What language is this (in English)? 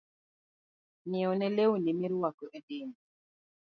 Luo (Kenya and Tanzania)